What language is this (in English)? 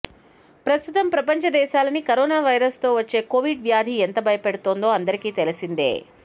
Telugu